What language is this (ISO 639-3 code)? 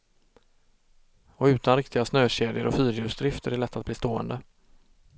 swe